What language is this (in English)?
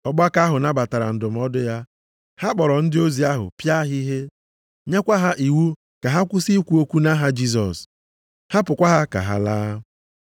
Igbo